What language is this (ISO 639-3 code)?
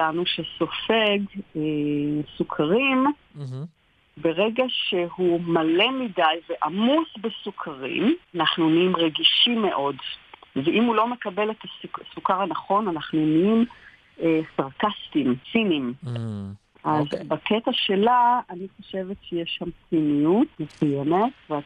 heb